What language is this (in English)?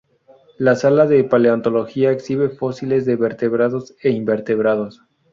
Spanish